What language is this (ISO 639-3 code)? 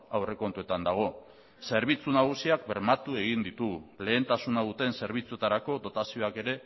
eus